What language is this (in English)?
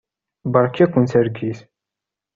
Kabyle